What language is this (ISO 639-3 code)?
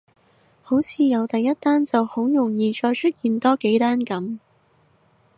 yue